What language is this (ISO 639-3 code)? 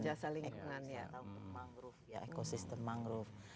ind